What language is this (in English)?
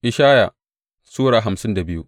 Hausa